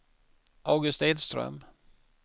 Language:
Swedish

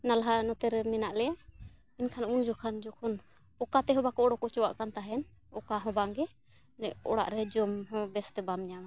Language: Santali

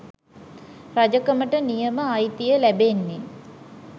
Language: Sinhala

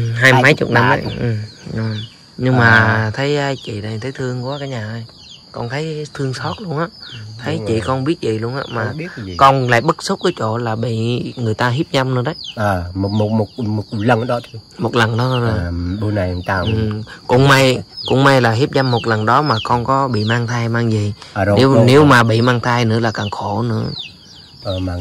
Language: Vietnamese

